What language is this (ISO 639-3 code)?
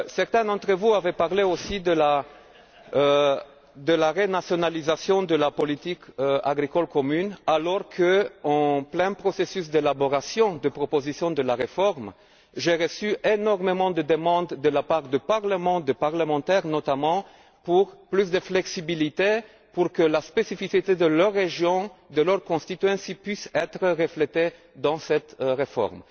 fra